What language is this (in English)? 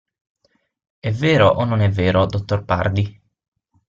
Italian